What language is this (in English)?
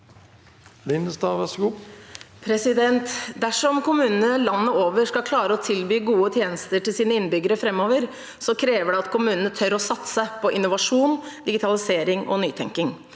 Norwegian